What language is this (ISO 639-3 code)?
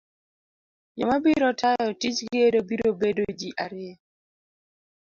luo